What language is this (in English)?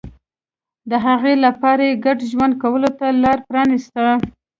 Pashto